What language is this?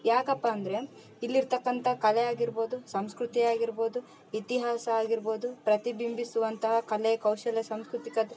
Kannada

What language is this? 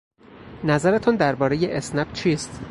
Persian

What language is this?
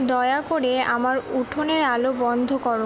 Bangla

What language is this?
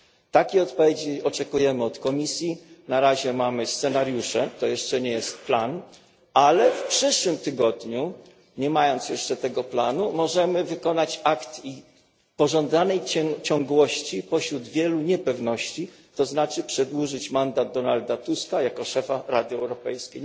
Polish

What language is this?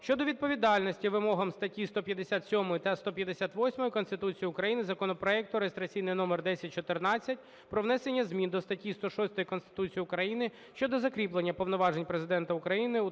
Ukrainian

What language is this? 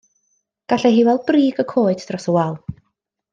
Welsh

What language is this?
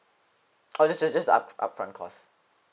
English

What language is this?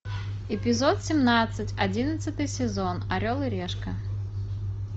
Russian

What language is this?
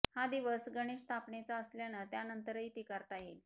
Marathi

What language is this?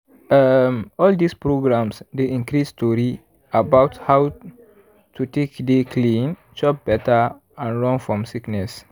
Nigerian Pidgin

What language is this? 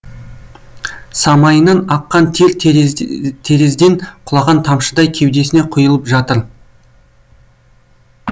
Kazakh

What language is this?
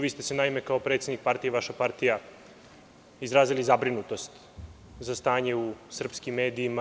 Serbian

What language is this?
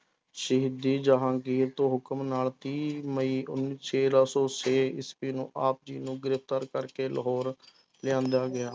Punjabi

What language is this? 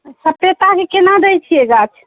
Maithili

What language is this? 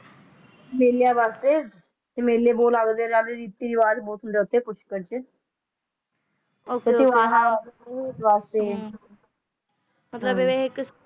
Punjabi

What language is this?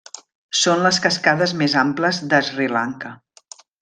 Catalan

